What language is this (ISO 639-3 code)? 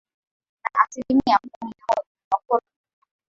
swa